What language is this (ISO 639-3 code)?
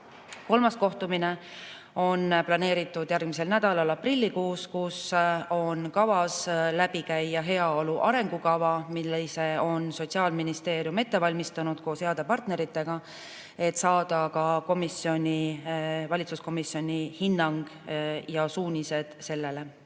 est